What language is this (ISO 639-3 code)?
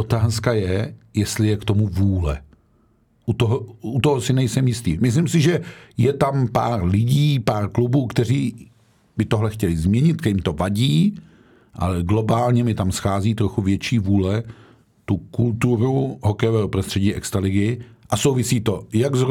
ces